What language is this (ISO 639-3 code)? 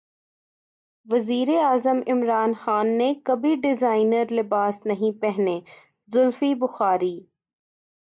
urd